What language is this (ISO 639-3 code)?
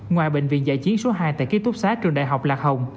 vie